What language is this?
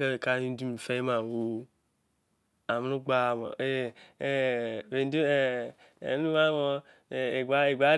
Izon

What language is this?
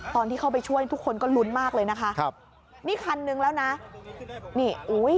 Thai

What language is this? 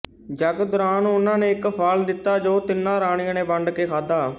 Punjabi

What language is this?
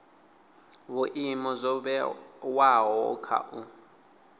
Venda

